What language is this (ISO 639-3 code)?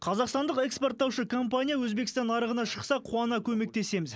kaz